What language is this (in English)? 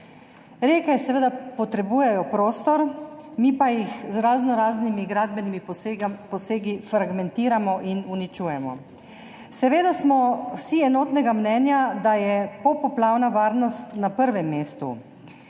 Slovenian